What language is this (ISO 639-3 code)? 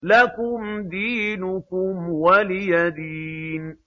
ara